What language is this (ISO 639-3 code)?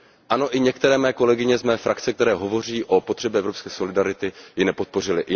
ces